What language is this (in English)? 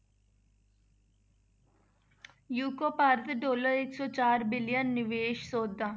Punjabi